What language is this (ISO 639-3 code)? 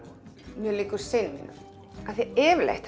isl